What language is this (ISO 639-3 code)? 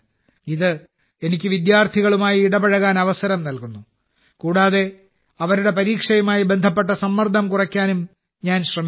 mal